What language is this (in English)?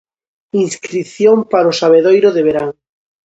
Galician